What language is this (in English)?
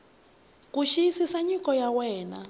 Tsonga